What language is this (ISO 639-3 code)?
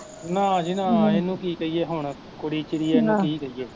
pan